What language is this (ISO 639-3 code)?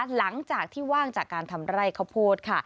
tha